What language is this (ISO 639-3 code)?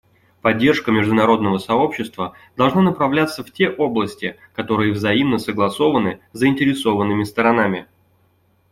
rus